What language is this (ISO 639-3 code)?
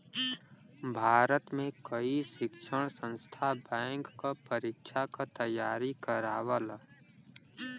bho